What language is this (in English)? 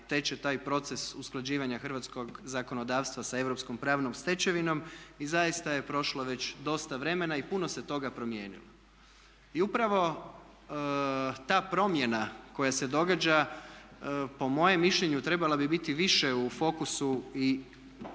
Croatian